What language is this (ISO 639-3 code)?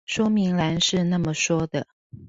zho